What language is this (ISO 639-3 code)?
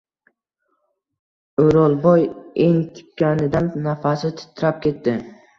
uzb